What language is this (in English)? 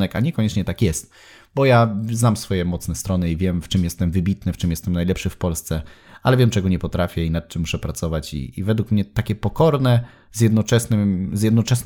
Polish